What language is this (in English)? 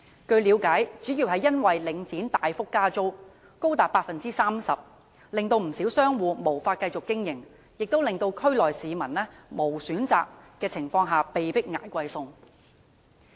Cantonese